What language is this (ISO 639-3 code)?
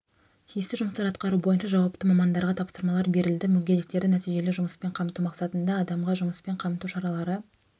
kaz